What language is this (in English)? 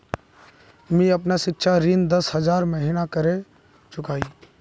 Magahi